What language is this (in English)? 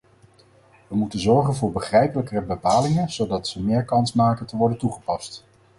Dutch